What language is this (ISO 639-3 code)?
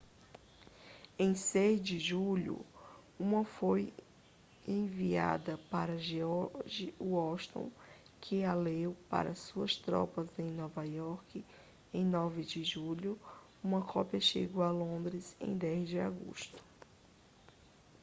por